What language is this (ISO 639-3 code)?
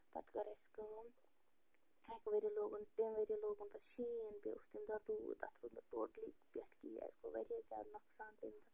kas